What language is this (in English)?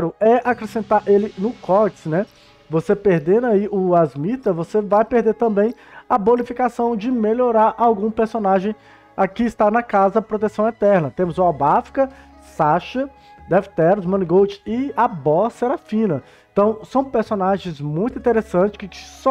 Portuguese